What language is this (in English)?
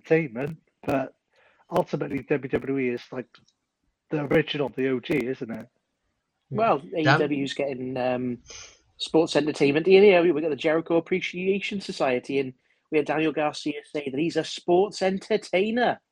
English